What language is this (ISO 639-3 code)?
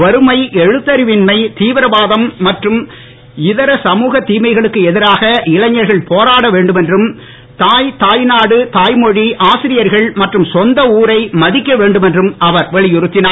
tam